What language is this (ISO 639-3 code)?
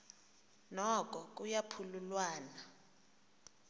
xho